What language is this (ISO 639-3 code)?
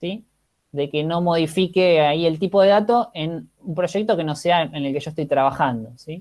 spa